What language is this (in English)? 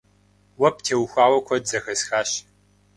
Kabardian